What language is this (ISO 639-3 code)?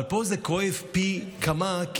heb